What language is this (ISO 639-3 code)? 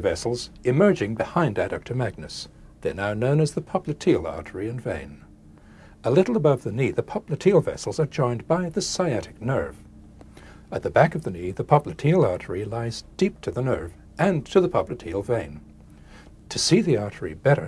eng